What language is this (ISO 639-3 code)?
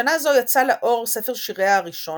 heb